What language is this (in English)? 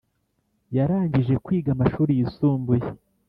Kinyarwanda